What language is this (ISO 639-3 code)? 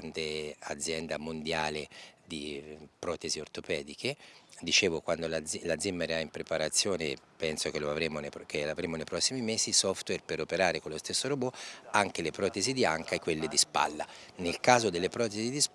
ita